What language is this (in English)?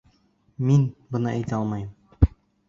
Bashkir